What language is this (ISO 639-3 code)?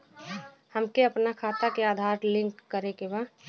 bho